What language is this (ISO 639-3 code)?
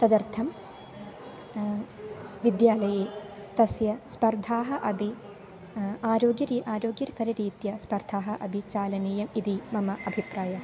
san